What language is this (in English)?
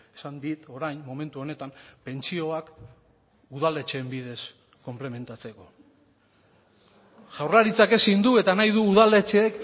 Basque